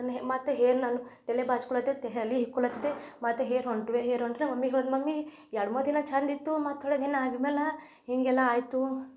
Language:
Kannada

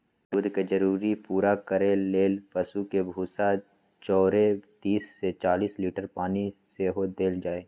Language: Magahi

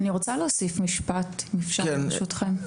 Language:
Hebrew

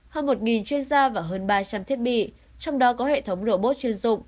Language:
Vietnamese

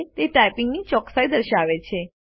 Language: Gujarati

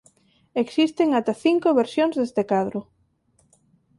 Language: Galician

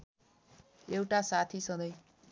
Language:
Nepali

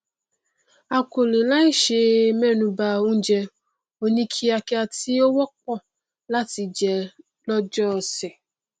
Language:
Yoruba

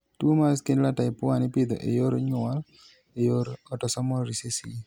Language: Luo (Kenya and Tanzania)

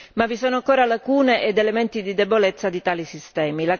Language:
Italian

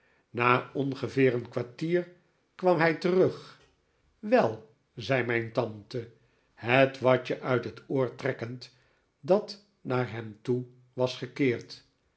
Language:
Dutch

